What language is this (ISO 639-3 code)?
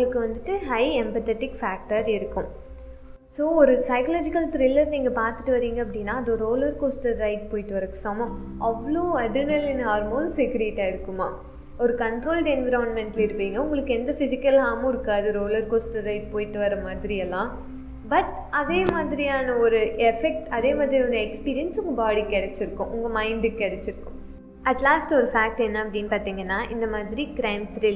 tam